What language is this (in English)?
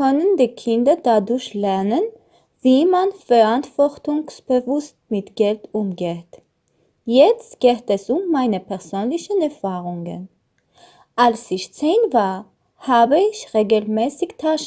German